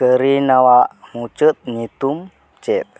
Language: Santali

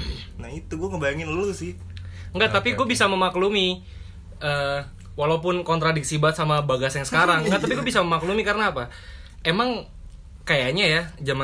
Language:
Indonesian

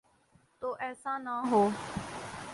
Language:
Urdu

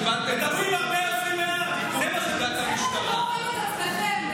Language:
Hebrew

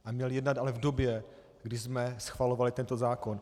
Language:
Czech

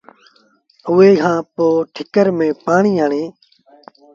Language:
Sindhi Bhil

